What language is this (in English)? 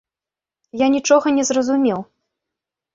Belarusian